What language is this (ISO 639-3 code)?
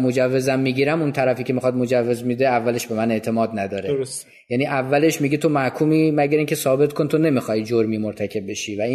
fas